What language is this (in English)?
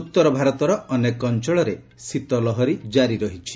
Odia